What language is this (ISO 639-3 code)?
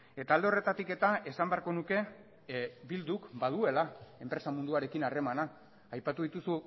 eus